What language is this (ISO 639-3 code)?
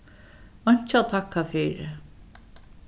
fao